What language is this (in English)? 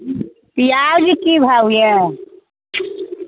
Maithili